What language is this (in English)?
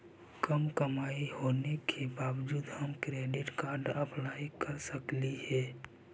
Magahi